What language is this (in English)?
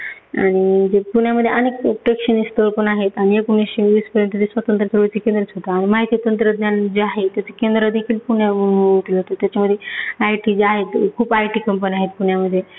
Marathi